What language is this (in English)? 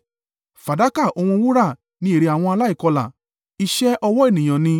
Yoruba